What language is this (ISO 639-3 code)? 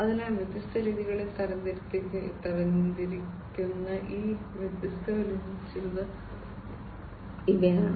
mal